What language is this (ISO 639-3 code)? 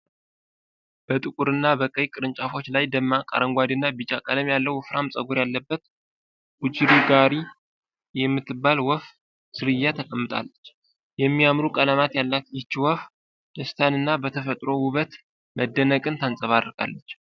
amh